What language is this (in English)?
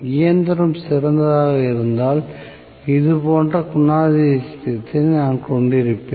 Tamil